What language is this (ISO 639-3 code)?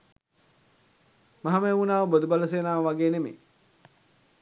sin